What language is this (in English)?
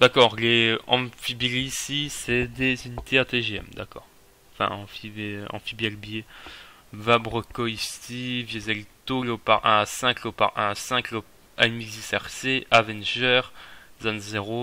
French